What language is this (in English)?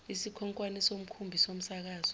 Zulu